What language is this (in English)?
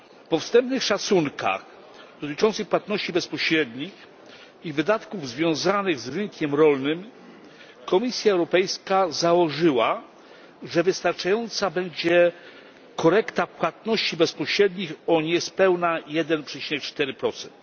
Polish